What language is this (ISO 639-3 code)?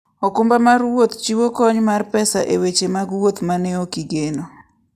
luo